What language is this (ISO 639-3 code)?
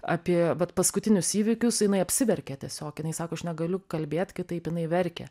lit